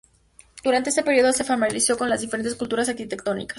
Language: Spanish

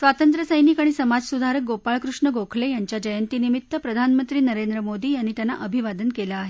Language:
Marathi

